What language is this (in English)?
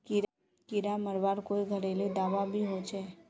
Magahi